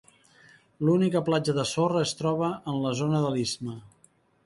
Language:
Catalan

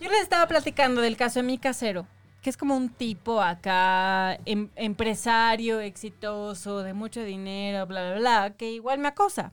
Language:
Spanish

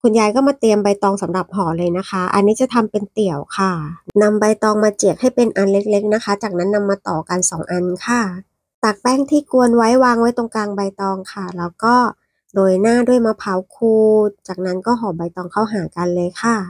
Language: Thai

